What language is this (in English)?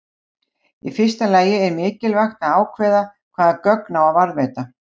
Icelandic